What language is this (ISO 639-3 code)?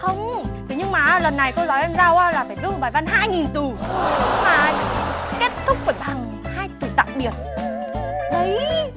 vie